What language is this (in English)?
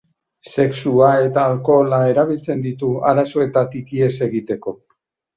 Basque